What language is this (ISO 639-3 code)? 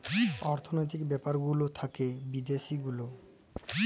ben